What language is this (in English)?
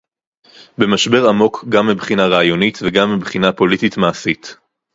Hebrew